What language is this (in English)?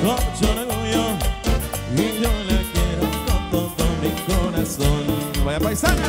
Spanish